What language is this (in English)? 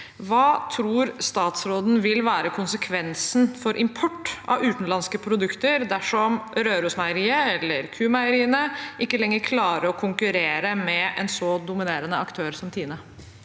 Norwegian